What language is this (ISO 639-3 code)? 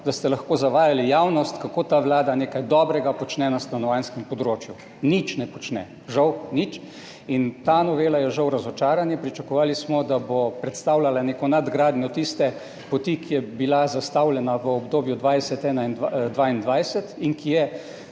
slv